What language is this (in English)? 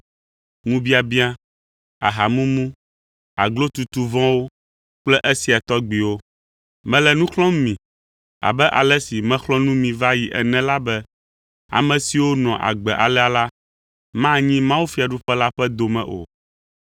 Ewe